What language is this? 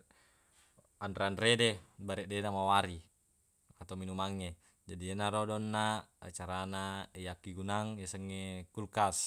Buginese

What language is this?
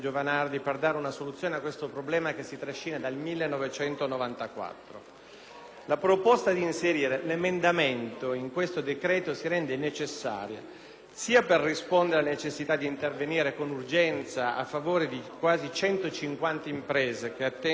Italian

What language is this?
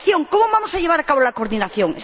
Spanish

